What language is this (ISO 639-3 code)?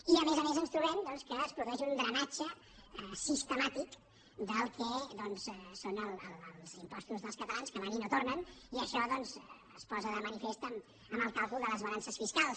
cat